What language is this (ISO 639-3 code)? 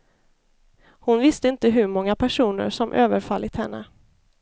swe